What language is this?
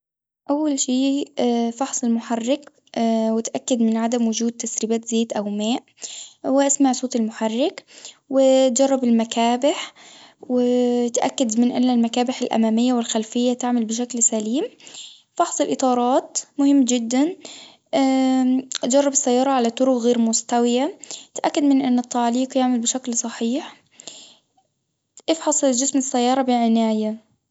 Tunisian Arabic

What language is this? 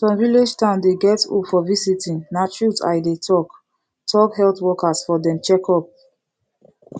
Nigerian Pidgin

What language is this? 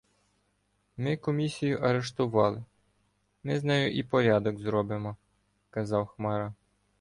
Ukrainian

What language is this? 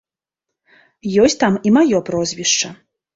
Belarusian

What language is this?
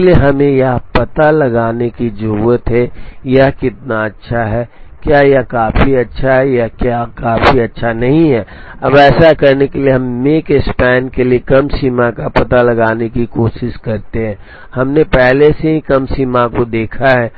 Hindi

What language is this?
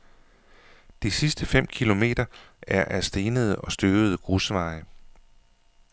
Danish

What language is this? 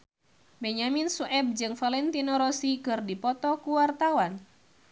Sundanese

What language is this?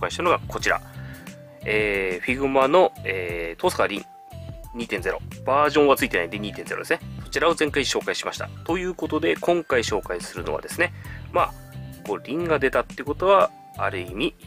Japanese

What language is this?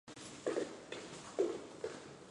Chinese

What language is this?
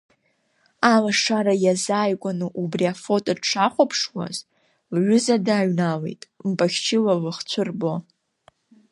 Abkhazian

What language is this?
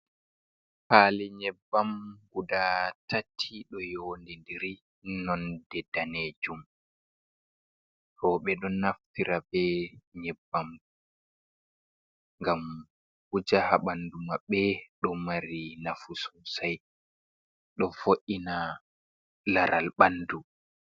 Fula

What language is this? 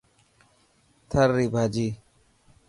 Dhatki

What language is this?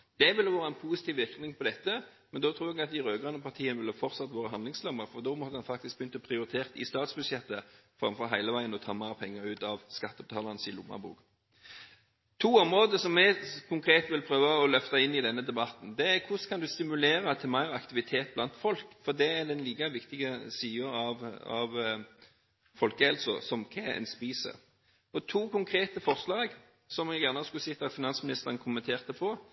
Norwegian Bokmål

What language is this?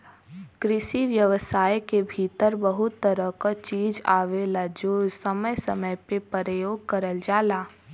Bhojpuri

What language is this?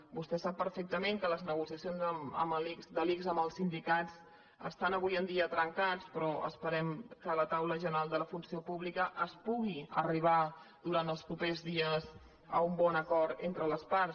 Catalan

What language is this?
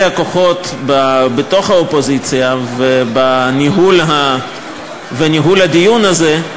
Hebrew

